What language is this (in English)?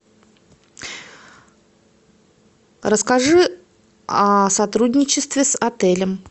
Russian